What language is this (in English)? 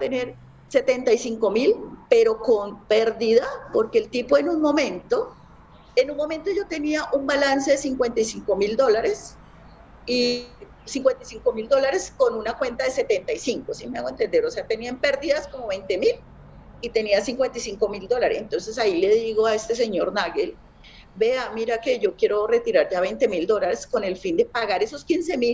Spanish